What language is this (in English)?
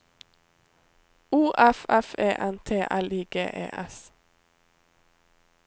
Norwegian